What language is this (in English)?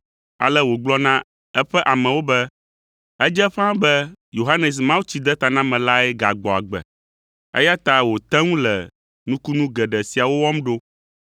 Ewe